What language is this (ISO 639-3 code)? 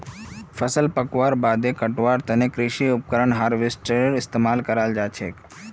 mag